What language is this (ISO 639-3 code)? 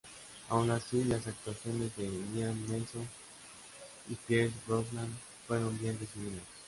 spa